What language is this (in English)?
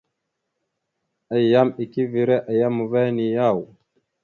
Mada (Cameroon)